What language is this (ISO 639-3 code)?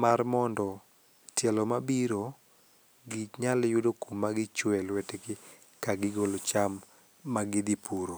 luo